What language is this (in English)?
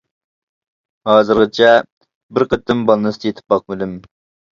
Uyghur